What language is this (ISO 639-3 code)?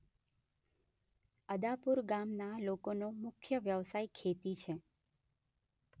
guj